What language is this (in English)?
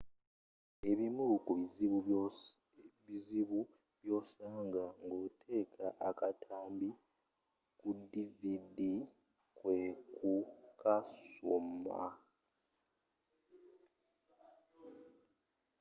Ganda